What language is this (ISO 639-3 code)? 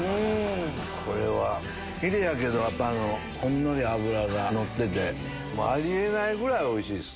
jpn